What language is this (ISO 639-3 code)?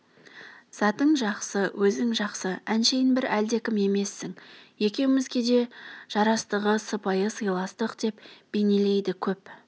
kaz